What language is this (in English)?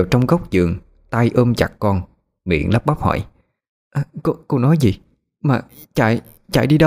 Vietnamese